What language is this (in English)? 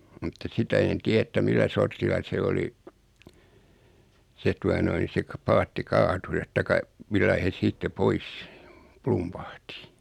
Finnish